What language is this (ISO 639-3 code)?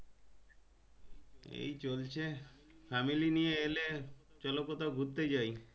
ben